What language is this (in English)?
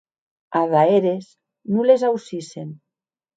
Occitan